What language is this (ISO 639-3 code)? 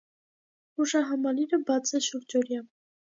hye